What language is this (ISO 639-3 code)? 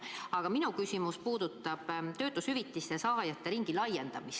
est